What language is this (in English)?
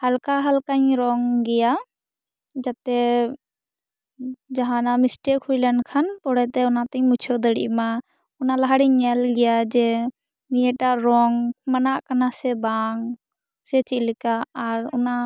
Santali